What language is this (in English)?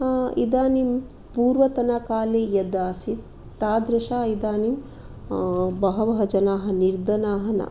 Sanskrit